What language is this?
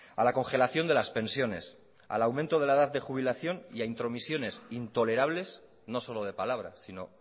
Spanish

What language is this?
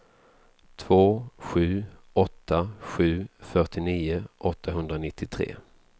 Swedish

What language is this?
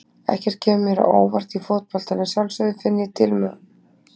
Icelandic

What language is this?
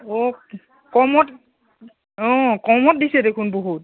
Assamese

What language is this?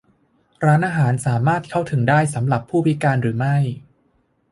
Thai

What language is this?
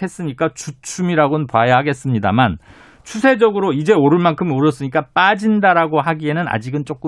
Korean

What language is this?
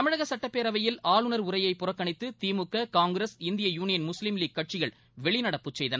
Tamil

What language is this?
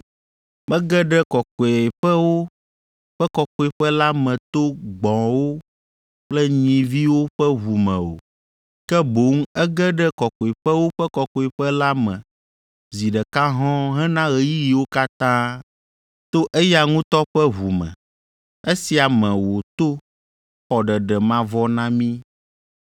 Ewe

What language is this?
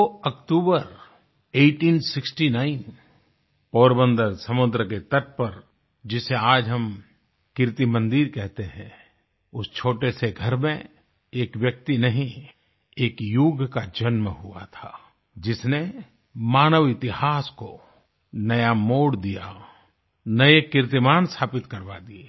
Hindi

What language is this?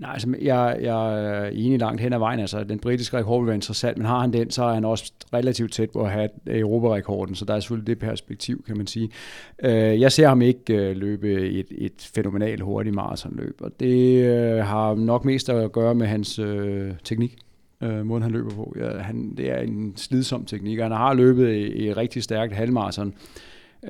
Danish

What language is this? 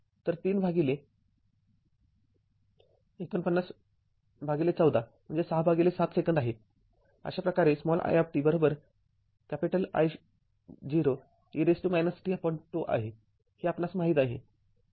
Marathi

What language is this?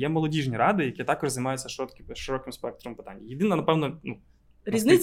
Ukrainian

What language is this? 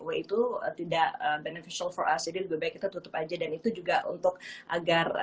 Indonesian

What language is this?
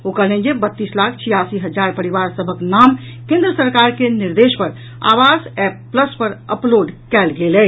Maithili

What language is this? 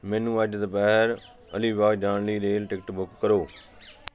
Punjabi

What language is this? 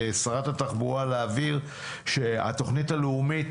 Hebrew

